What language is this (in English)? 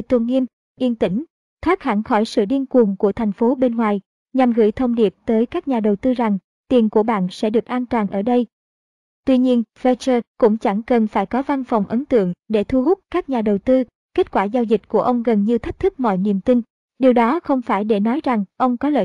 Vietnamese